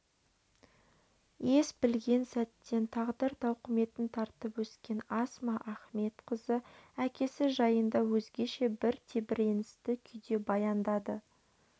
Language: Kazakh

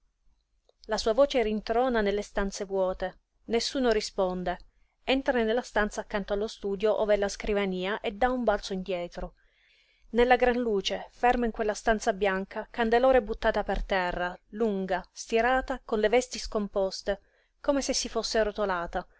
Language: Italian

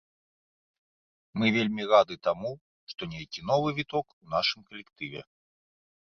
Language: Belarusian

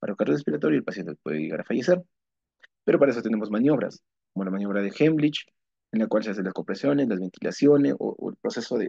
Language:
Spanish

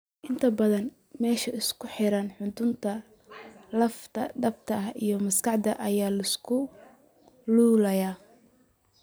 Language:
Somali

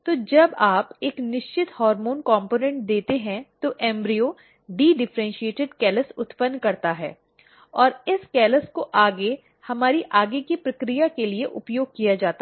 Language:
Hindi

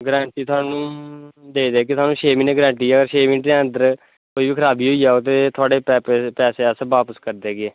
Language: Dogri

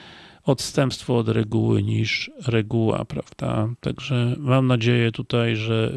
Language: Polish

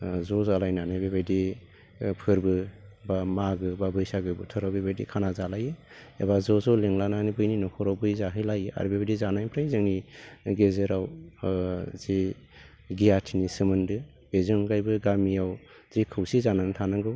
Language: Bodo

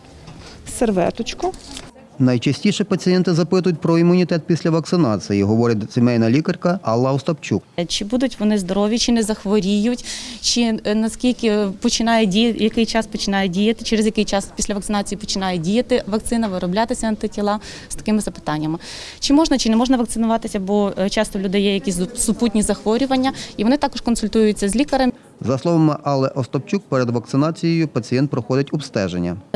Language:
Ukrainian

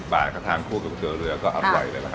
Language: Thai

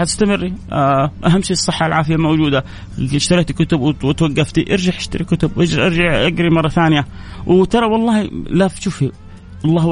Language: Arabic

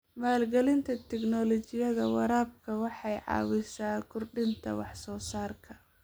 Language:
Somali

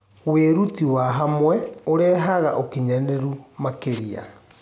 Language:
Kikuyu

